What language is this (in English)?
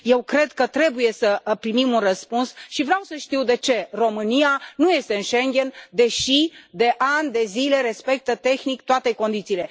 Romanian